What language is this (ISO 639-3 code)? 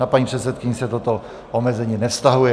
ces